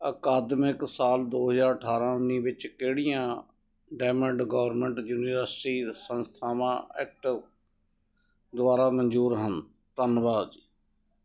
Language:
Punjabi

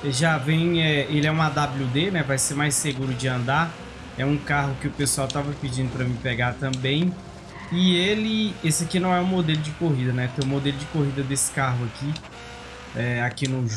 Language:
Portuguese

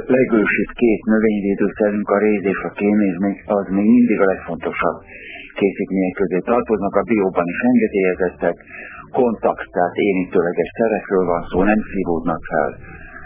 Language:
Hungarian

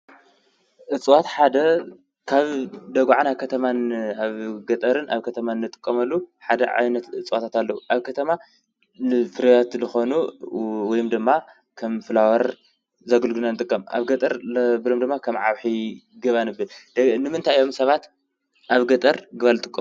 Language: Tigrinya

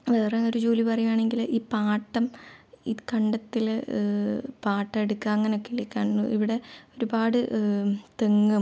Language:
Malayalam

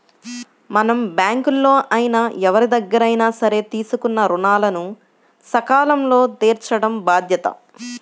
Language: Telugu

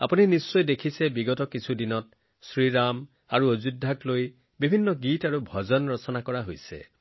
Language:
Assamese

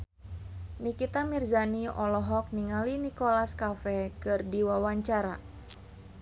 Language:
Sundanese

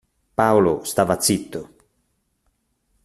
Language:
Italian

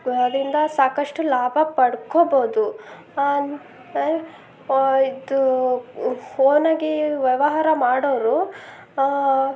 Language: Kannada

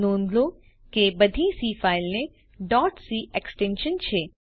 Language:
Gujarati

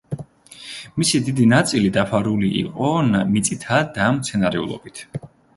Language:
Georgian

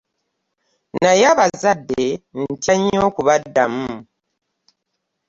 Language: Ganda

